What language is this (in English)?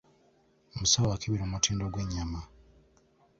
Ganda